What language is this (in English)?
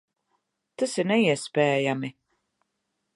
Latvian